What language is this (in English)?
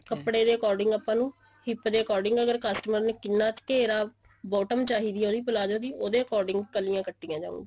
Punjabi